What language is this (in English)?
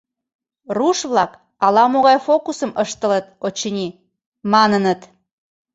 Mari